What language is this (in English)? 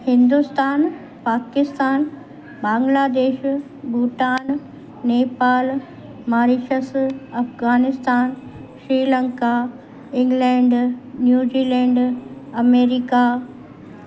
Sindhi